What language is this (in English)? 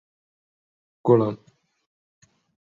Central Kurdish